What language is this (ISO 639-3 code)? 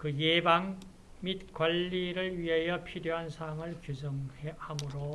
kor